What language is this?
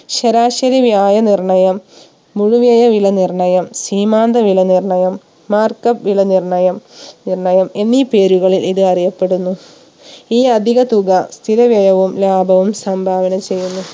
Malayalam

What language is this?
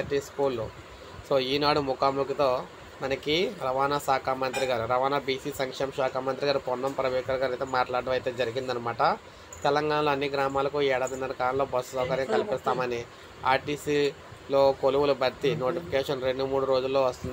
Telugu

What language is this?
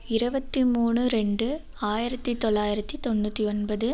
Tamil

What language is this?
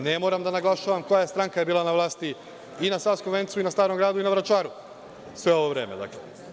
Serbian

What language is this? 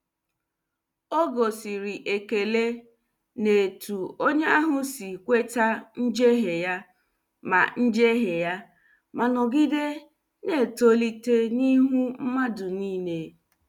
Igbo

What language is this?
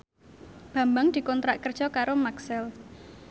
Javanese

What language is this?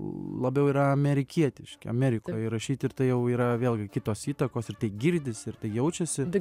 Lithuanian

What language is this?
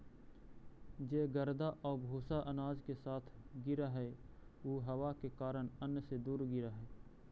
Magahi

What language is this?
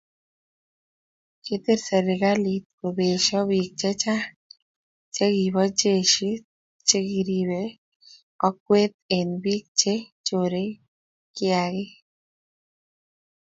Kalenjin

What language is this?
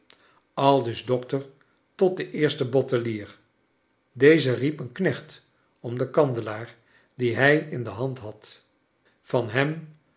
Dutch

